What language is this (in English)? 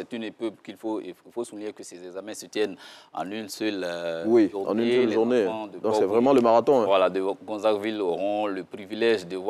French